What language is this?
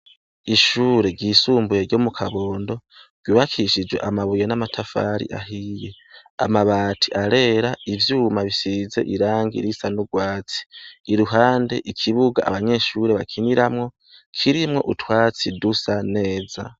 Rundi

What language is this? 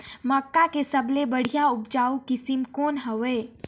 Chhattisgarhi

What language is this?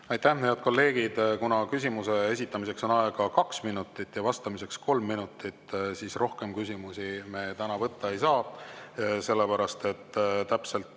Estonian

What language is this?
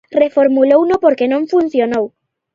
Galician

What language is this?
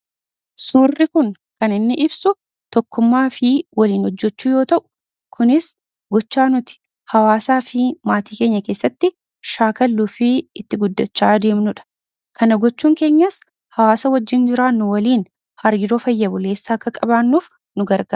Oromo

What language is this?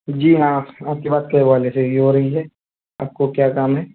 Urdu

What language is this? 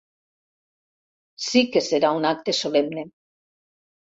Catalan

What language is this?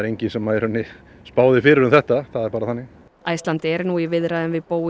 Icelandic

